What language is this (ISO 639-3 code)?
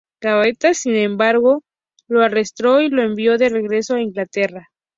spa